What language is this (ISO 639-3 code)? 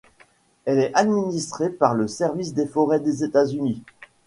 fra